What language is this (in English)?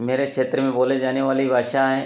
Hindi